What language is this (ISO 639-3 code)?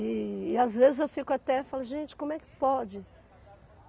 por